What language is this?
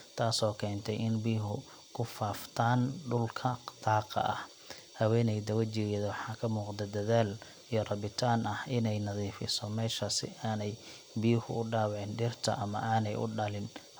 Somali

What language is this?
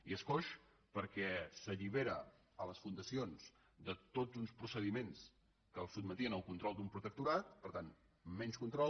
Catalan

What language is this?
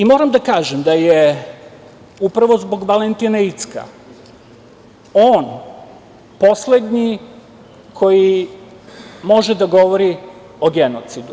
Serbian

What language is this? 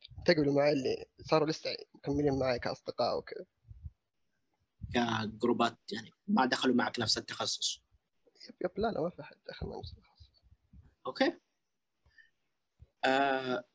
Arabic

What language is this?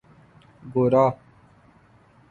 Urdu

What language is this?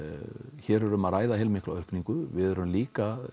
Icelandic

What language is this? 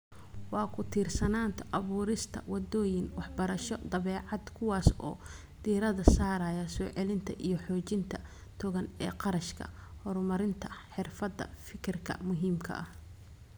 Somali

